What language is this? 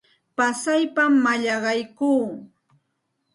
Santa Ana de Tusi Pasco Quechua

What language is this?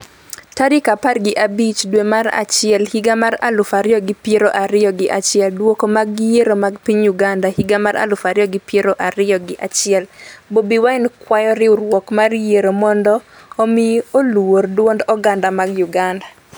Luo (Kenya and Tanzania)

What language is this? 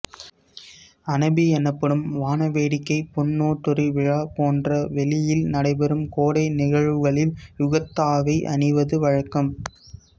Tamil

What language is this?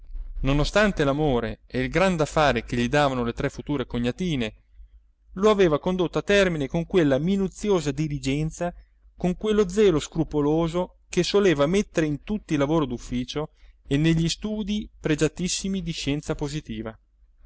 Italian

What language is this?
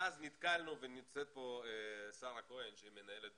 Hebrew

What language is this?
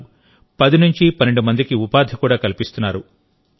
Telugu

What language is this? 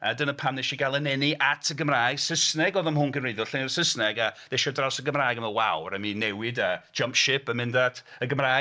Welsh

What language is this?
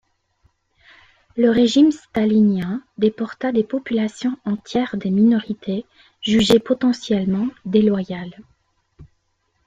French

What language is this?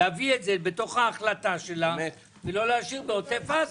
Hebrew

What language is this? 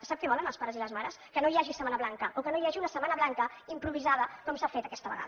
Catalan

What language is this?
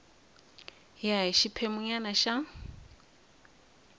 Tsonga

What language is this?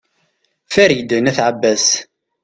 Kabyle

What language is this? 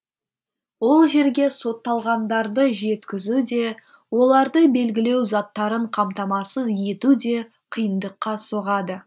Kazakh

